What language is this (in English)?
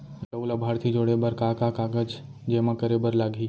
Chhattisgarhi